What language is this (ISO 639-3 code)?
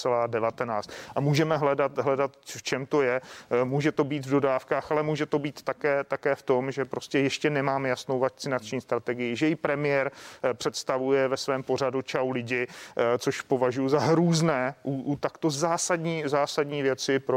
ces